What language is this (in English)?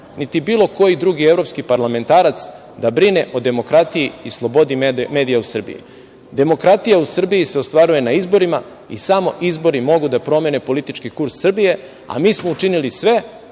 Serbian